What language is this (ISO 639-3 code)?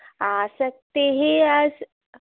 san